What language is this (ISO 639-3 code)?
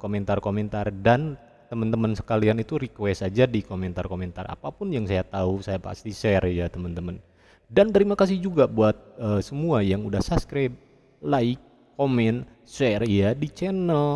ind